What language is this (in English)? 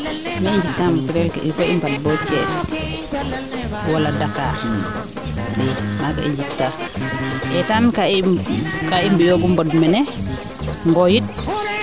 Serer